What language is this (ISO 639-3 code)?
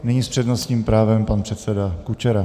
ces